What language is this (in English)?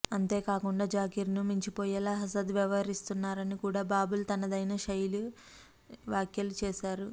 Telugu